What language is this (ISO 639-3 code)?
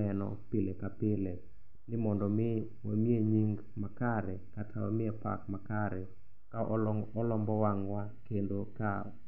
luo